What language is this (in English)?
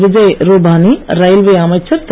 Tamil